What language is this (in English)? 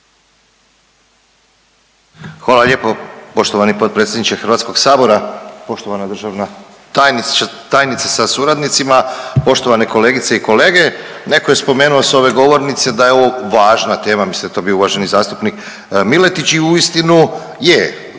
Croatian